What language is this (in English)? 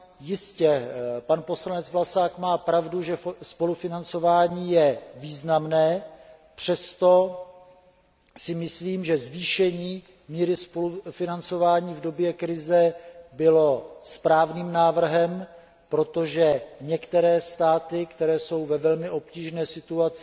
Czech